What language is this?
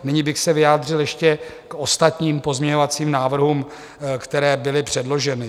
Czech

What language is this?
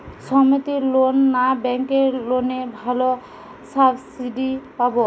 Bangla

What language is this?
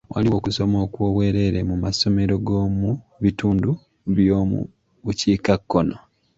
Ganda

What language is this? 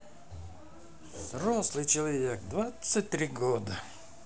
Russian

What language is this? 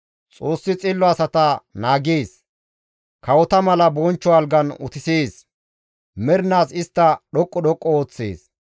Gamo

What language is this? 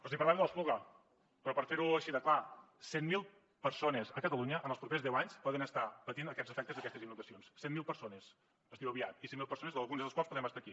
Catalan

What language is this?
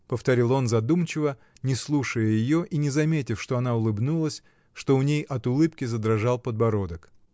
Russian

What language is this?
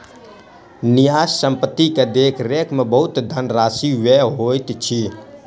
Maithili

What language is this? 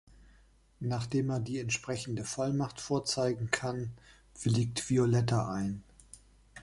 German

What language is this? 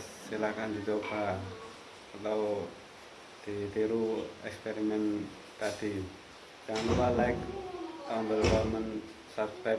Indonesian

